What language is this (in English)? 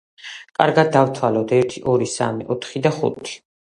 Georgian